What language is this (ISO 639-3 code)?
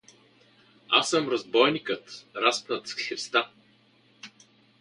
bul